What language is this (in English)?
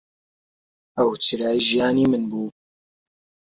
Central Kurdish